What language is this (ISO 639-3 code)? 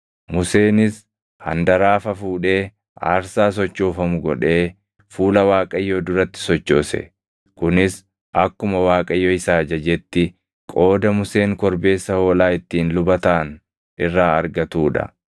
orm